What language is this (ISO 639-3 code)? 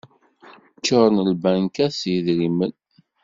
kab